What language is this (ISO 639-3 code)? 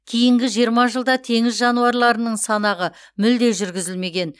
kaz